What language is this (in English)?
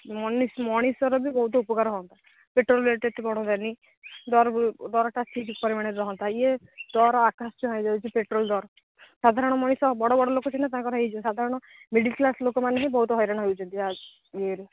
Odia